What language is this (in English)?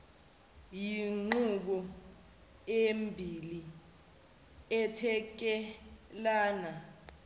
Zulu